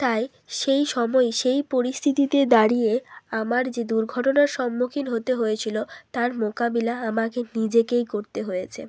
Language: Bangla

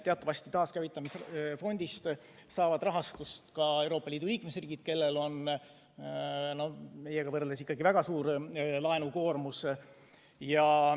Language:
Estonian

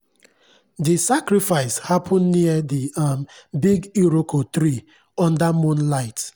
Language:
Nigerian Pidgin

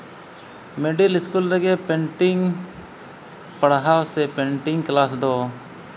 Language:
Santali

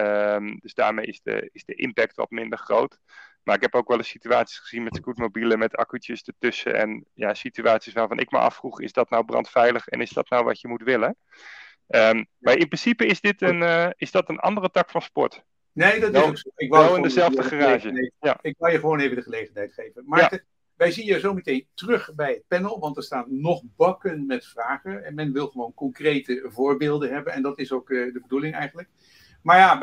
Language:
Dutch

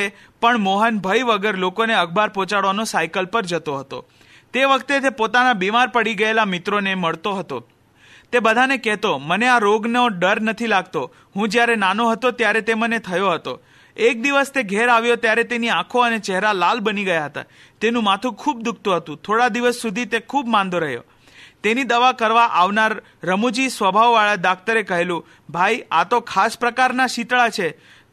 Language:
Hindi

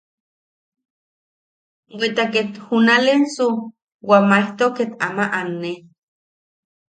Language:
Yaqui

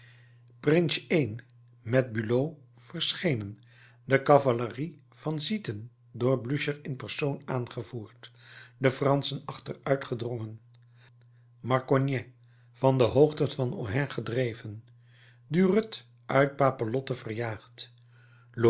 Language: Dutch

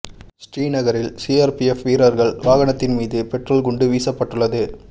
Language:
Tamil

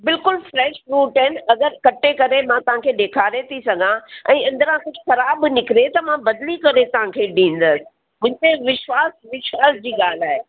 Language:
Sindhi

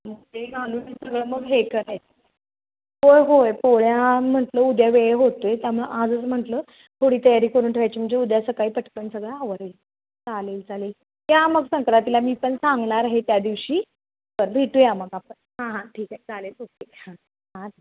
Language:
Marathi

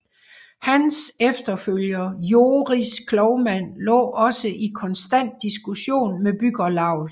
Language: Danish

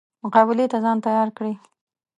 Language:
Pashto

